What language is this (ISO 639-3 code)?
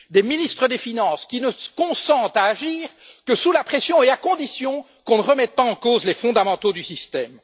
fra